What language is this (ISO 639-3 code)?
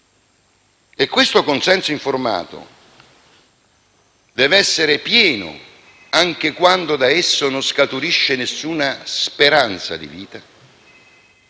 ita